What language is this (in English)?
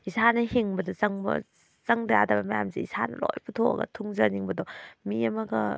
Manipuri